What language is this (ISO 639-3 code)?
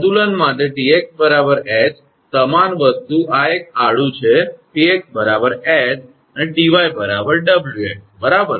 guj